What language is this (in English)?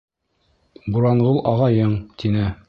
Bashkir